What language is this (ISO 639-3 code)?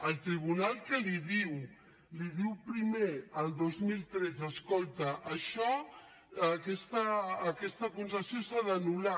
cat